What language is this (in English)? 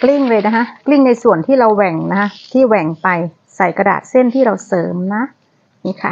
Thai